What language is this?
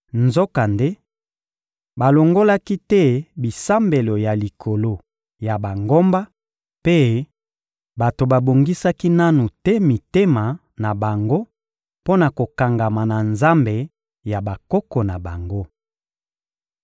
Lingala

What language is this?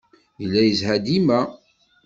Kabyle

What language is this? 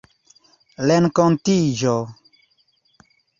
Esperanto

